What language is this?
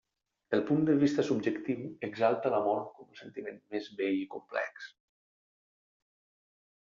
Catalan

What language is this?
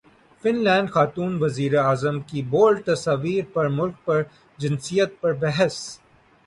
Urdu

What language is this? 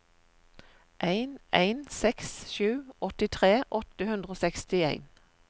Norwegian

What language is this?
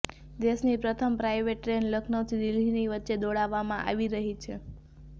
Gujarati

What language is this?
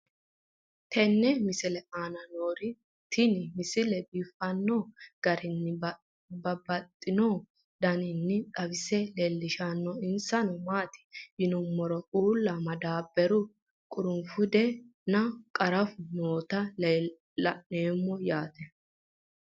Sidamo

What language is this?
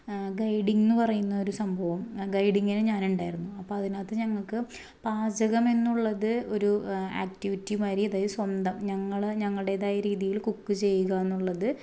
Malayalam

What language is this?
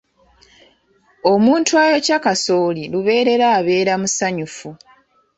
Ganda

